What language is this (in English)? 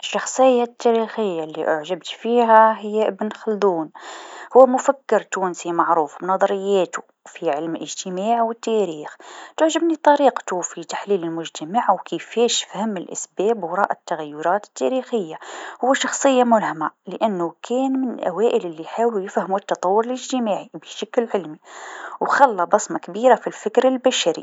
Tunisian Arabic